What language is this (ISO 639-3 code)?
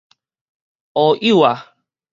nan